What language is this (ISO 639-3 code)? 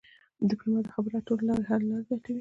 pus